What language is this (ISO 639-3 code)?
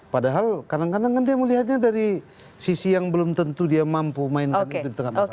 ind